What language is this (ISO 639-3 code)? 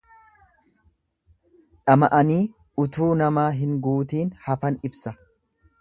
orm